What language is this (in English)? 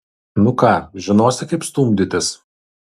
Lithuanian